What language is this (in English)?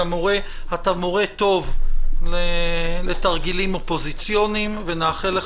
Hebrew